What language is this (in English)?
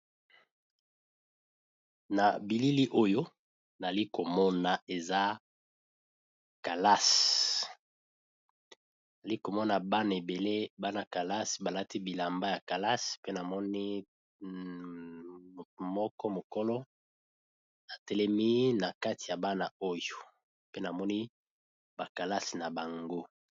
Lingala